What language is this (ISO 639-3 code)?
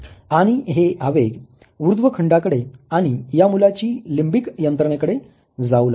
mar